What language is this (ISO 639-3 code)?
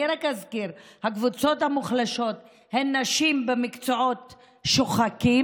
heb